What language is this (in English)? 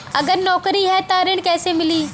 Bhojpuri